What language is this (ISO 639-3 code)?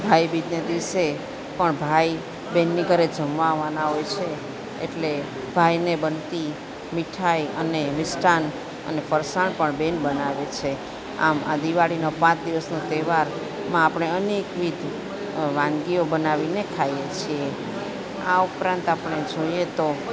guj